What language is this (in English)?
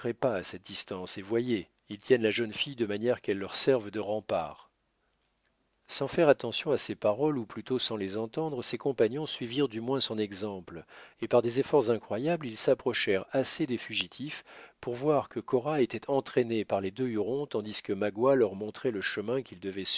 French